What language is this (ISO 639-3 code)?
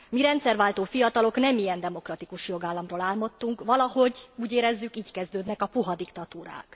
hun